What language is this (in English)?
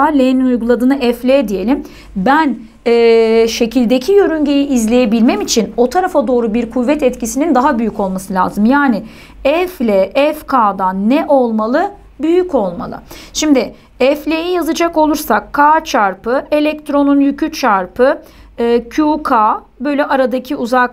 Turkish